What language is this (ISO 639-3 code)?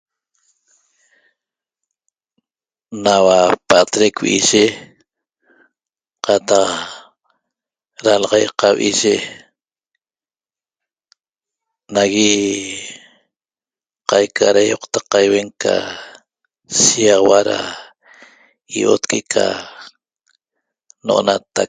tob